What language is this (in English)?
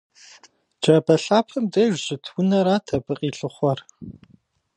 Kabardian